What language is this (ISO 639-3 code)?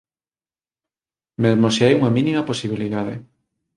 glg